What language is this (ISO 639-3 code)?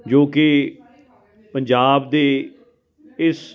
pan